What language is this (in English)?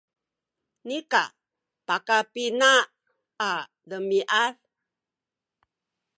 Sakizaya